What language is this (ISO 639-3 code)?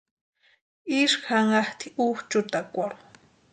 pua